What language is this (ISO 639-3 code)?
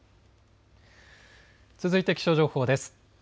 jpn